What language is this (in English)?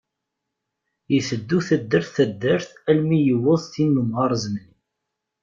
Kabyle